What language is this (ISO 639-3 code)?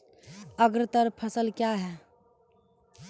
mai